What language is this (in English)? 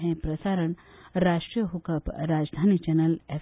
Konkani